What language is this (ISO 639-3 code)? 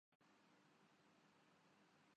urd